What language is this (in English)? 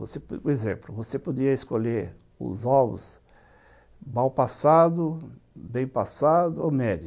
Portuguese